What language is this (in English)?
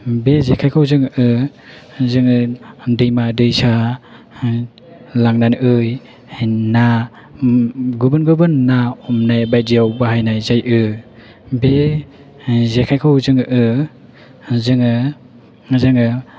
Bodo